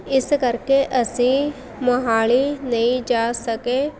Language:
Punjabi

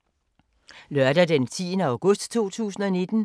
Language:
Danish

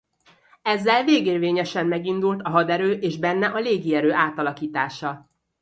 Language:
Hungarian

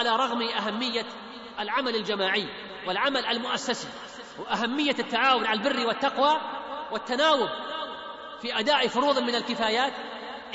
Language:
Arabic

